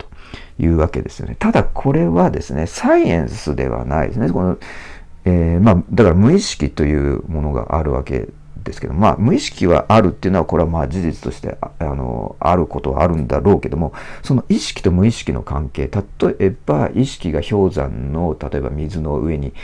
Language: Japanese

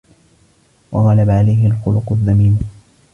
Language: Arabic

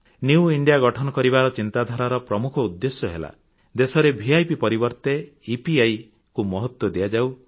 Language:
Odia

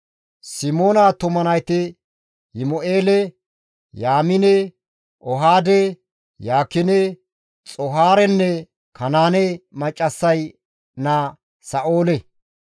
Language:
Gamo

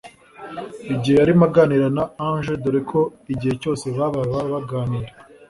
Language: Kinyarwanda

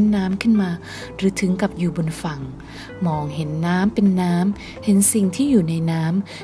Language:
Thai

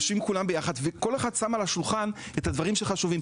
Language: Hebrew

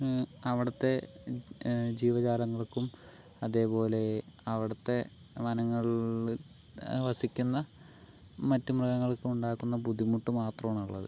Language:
Malayalam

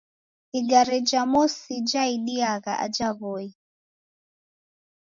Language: Taita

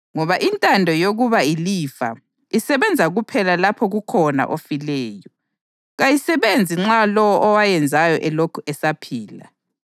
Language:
North Ndebele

